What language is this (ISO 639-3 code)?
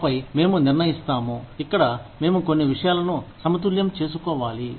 tel